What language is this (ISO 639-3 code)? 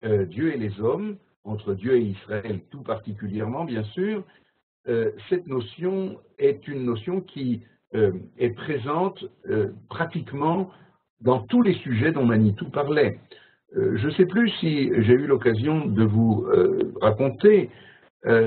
fra